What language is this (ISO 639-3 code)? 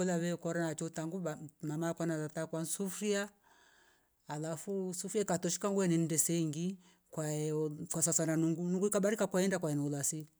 rof